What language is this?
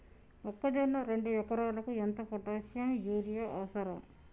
Telugu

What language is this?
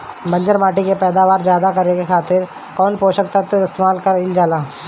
Bhojpuri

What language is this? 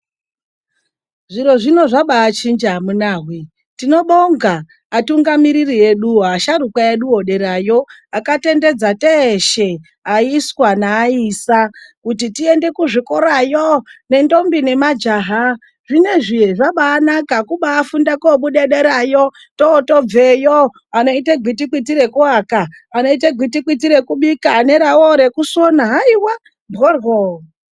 Ndau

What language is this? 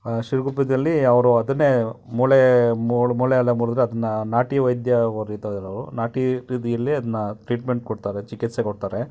Kannada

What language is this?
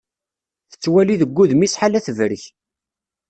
Kabyle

